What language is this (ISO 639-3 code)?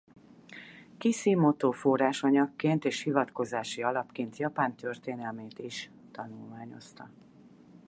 hun